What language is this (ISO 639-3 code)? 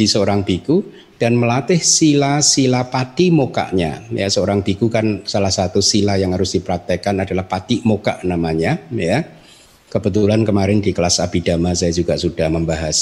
ind